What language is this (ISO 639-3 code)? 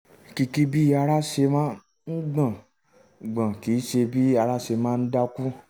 yor